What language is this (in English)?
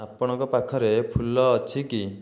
Odia